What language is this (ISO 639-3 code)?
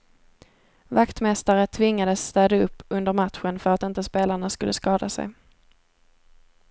swe